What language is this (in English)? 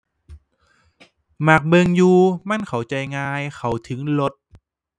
Thai